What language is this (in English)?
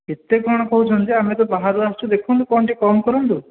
Odia